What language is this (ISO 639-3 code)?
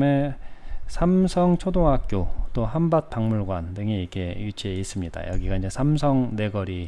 kor